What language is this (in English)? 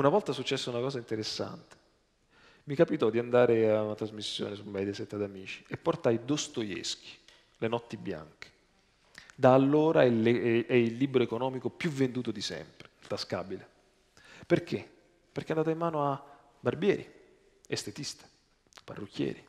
Italian